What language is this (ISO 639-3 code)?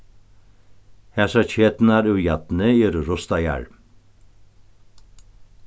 fao